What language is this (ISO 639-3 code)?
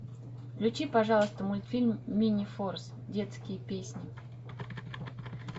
rus